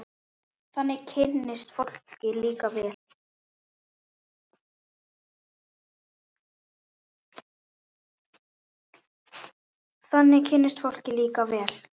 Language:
Icelandic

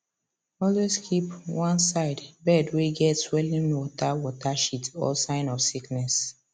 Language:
Nigerian Pidgin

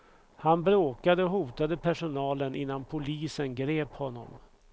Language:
Swedish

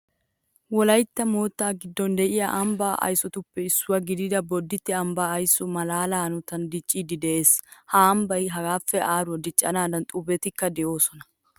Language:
Wolaytta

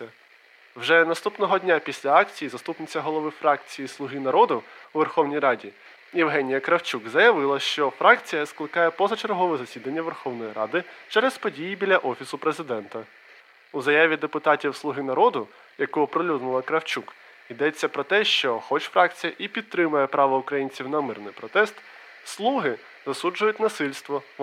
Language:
Ukrainian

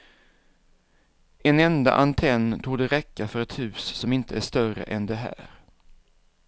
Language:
Swedish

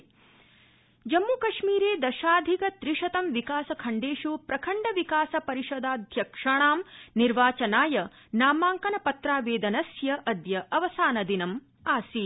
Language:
Sanskrit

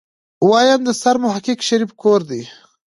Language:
Pashto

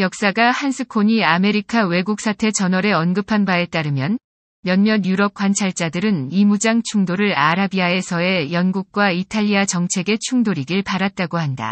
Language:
Korean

